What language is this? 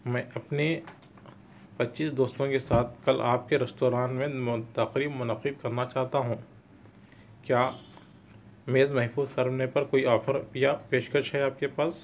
Urdu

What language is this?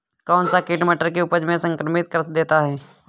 Hindi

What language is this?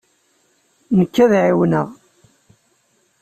Kabyle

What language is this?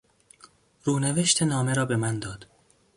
Persian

